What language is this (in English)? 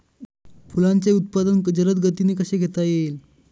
Marathi